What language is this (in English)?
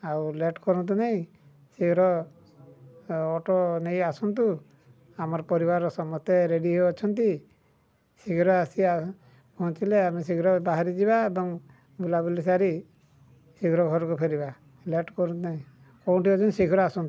Odia